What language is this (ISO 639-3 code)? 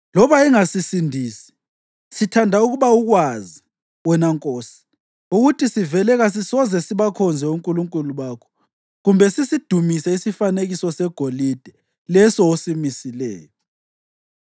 nde